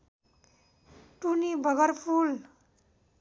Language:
Nepali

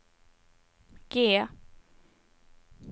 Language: Swedish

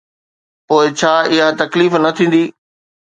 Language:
Sindhi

